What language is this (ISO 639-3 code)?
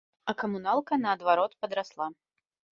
bel